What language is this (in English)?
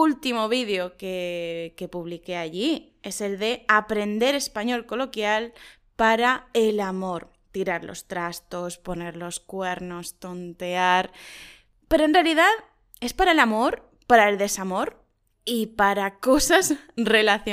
Spanish